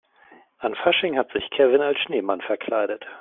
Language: German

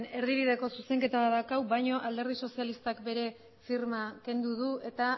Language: Basque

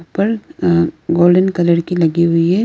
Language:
Hindi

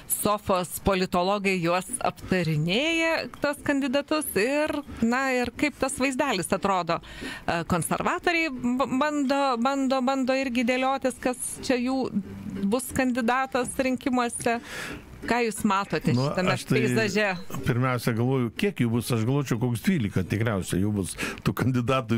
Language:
Lithuanian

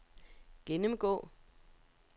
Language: Danish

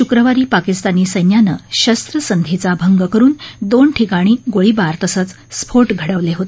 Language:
Marathi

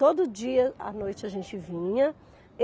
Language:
Portuguese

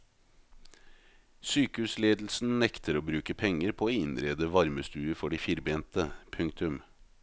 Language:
Norwegian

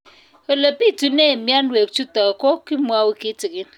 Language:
Kalenjin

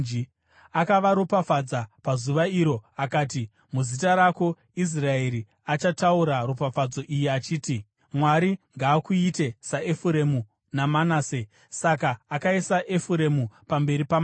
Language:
Shona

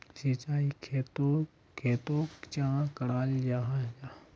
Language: Magahi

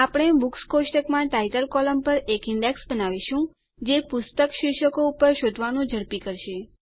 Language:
Gujarati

